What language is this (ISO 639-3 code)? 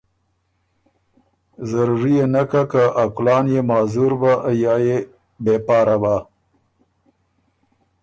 oru